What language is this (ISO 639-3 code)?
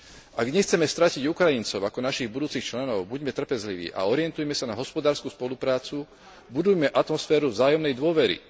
slk